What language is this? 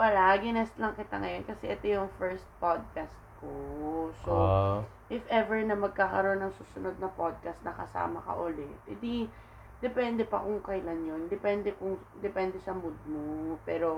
Filipino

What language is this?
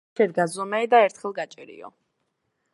Georgian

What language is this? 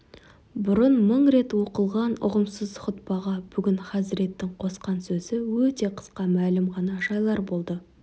Kazakh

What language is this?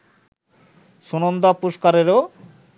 Bangla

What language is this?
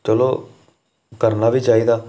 Dogri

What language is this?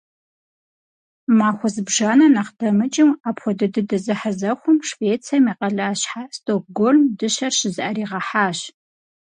Kabardian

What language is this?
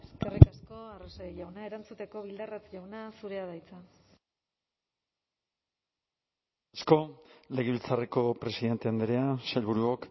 Basque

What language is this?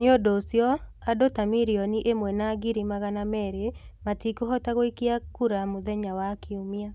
Kikuyu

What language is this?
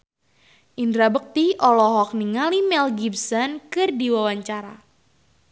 Sundanese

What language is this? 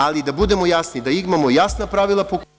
Serbian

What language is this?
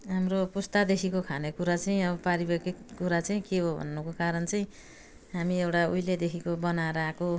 Nepali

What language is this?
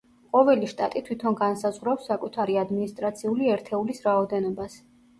Georgian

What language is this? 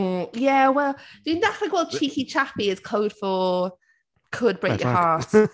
Welsh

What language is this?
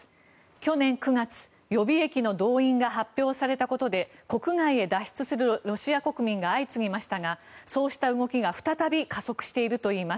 Japanese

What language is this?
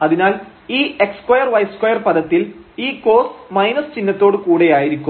Malayalam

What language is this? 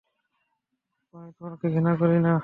Bangla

